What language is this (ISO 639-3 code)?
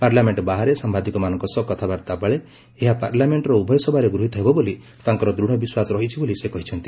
ori